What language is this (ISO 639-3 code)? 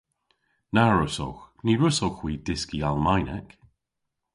cor